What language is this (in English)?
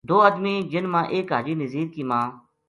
Gujari